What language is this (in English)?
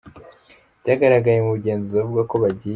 Kinyarwanda